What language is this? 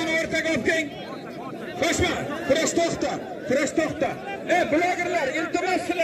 Turkish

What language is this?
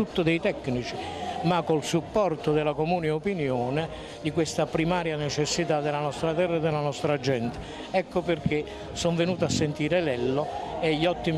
Italian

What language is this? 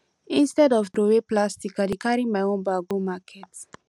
Nigerian Pidgin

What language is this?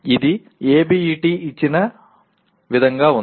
Telugu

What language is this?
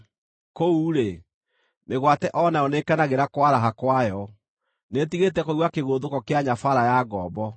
Kikuyu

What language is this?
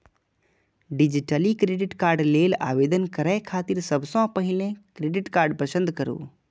Maithili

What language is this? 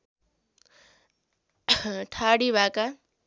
Nepali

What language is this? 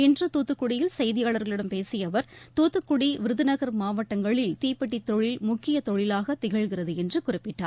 Tamil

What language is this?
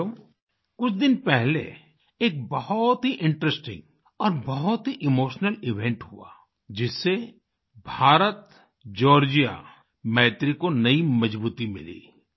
Hindi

